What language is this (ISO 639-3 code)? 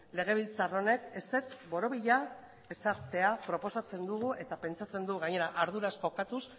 eus